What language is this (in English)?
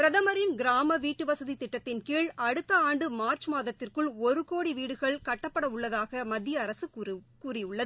Tamil